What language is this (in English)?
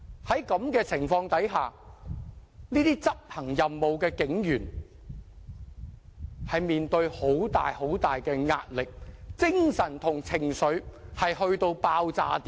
Cantonese